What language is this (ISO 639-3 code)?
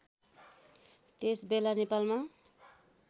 nep